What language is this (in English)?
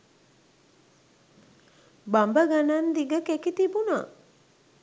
Sinhala